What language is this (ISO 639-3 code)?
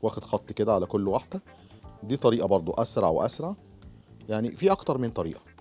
ara